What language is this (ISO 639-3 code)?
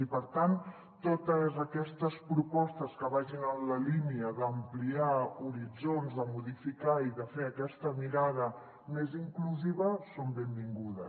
cat